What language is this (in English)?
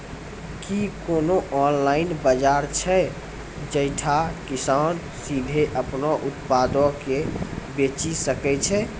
Maithili